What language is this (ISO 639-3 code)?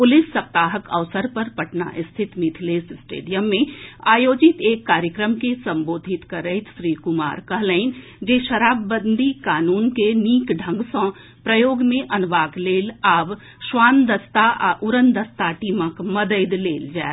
mai